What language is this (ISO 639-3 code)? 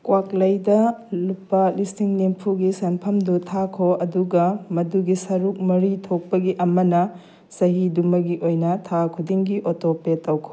mni